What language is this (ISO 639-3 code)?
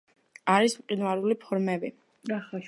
kat